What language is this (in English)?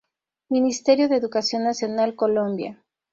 Spanish